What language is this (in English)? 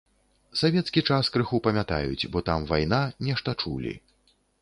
Belarusian